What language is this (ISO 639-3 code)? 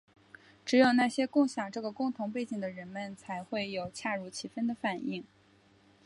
zho